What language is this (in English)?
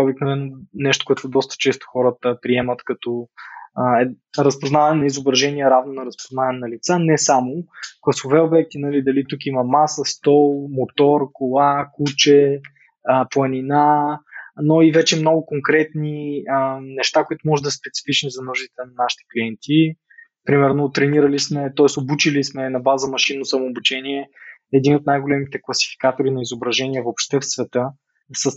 Bulgarian